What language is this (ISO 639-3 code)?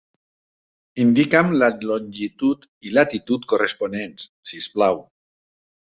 cat